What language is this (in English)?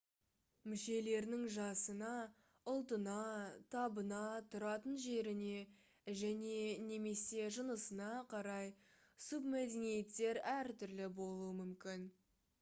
Kazakh